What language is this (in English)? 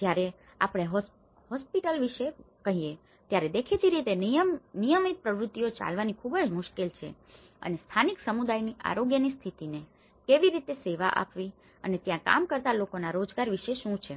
Gujarati